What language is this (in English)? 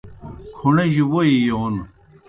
Kohistani Shina